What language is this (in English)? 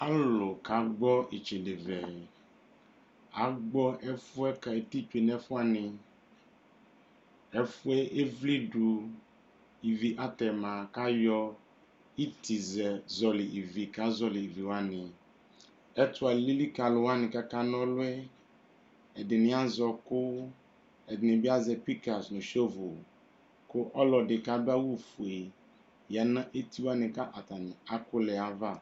Ikposo